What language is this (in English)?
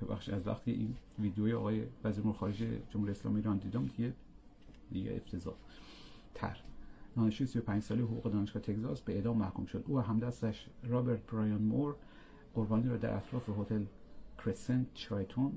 Persian